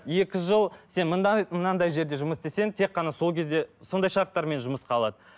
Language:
Kazakh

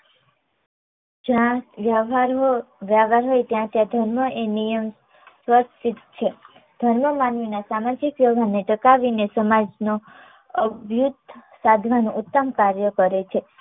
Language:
Gujarati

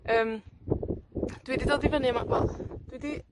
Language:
Welsh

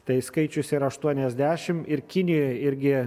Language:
Lithuanian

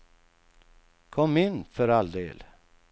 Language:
Swedish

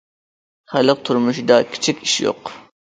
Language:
Uyghur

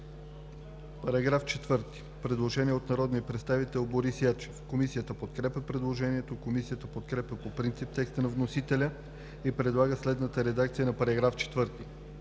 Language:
Bulgarian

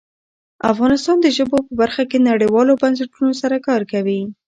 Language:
Pashto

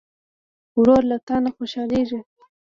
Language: Pashto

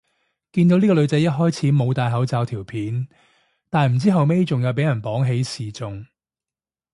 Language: Cantonese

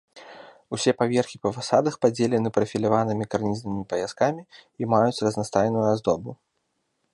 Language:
Belarusian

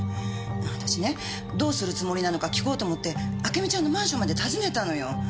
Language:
Japanese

